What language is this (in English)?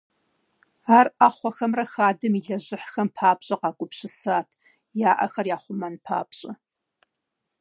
Kabardian